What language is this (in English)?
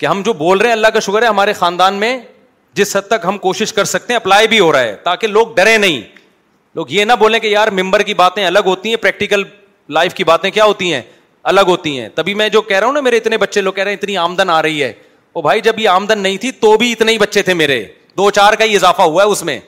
Urdu